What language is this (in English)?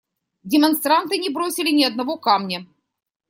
Russian